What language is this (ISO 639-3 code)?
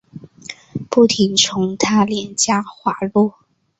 zho